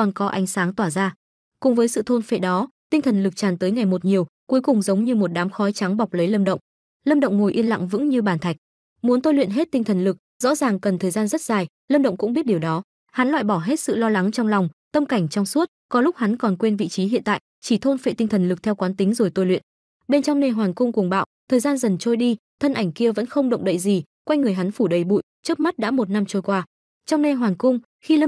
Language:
Vietnamese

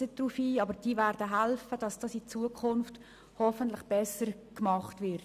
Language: Swiss German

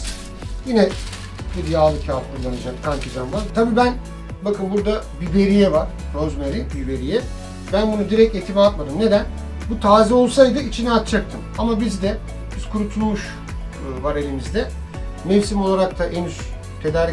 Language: Turkish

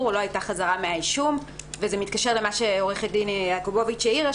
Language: Hebrew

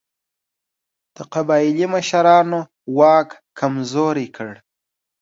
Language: Pashto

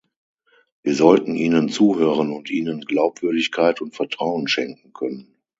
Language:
German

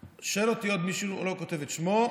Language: Hebrew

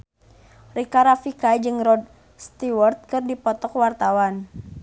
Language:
Sundanese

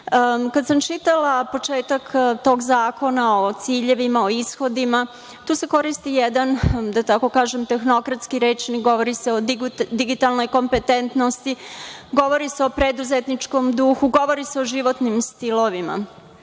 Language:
Serbian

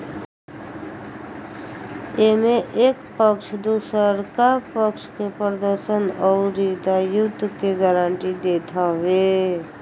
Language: Bhojpuri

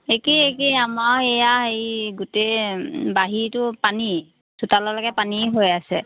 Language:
Assamese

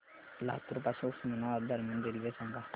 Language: Marathi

